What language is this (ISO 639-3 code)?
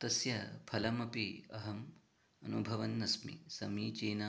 san